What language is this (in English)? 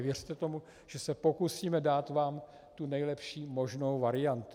Czech